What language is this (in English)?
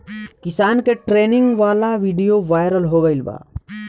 Bhojpuri